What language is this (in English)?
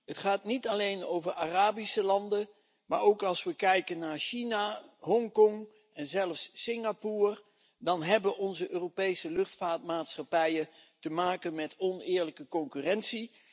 Dutch